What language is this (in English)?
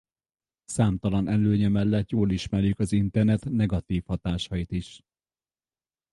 Hungarian